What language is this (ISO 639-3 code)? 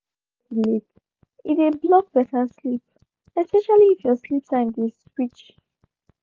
pcm